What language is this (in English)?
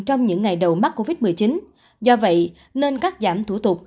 Vietnamese